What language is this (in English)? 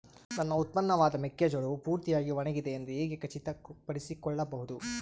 Kannada